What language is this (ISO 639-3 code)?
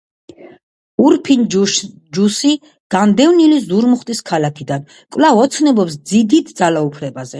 kat